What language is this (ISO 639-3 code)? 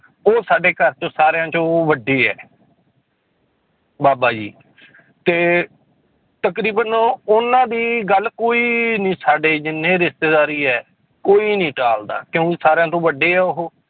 pan